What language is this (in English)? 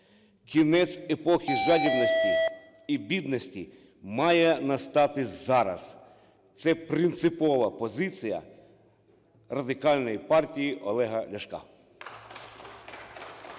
Ukrainian